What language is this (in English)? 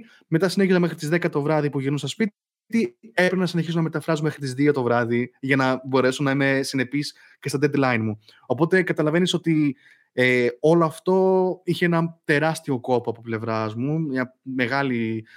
Greek